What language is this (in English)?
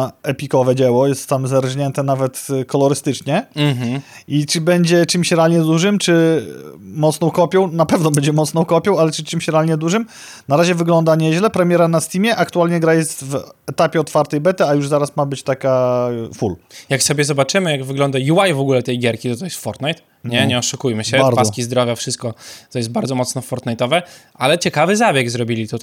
Polish